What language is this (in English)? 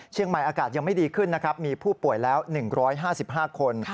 Thai